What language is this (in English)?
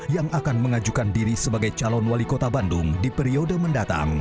Indonesian